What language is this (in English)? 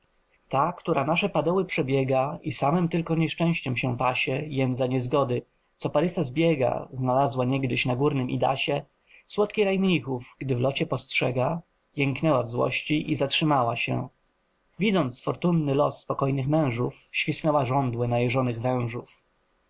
Polish